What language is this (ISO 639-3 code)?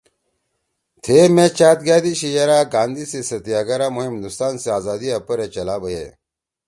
trw